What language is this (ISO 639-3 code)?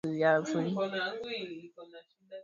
swa